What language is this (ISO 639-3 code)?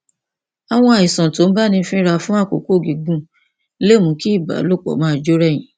yor